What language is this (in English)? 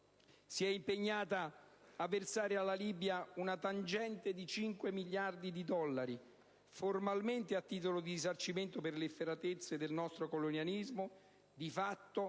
Italian